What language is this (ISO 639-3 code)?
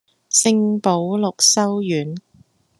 yue